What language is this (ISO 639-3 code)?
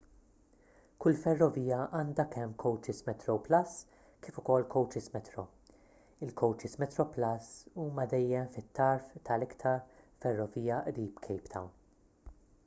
mlt